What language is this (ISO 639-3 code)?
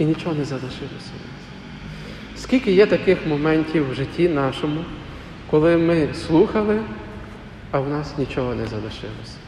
ukr